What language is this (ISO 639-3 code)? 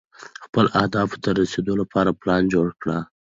pus